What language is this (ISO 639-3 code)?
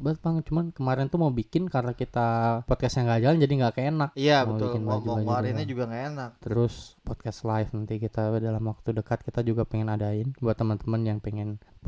ind